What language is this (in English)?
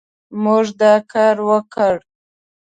Pashto